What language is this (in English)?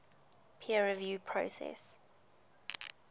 English